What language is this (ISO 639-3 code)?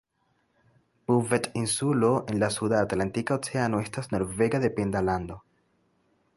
epo